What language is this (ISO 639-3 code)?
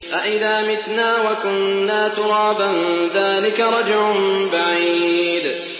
ara